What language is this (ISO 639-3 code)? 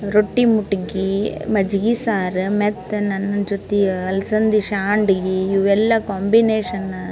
kan